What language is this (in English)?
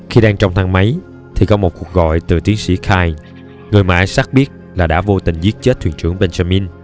Vietnamese